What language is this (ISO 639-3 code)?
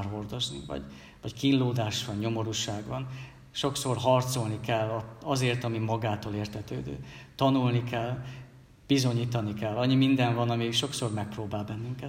hun